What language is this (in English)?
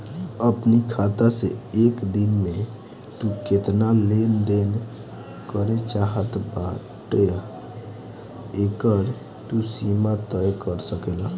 Bhojpuri